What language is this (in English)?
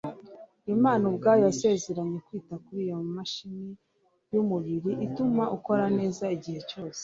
Kinyarwanda